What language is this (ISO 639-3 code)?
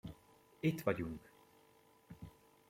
hun